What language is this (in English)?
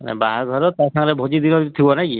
Odia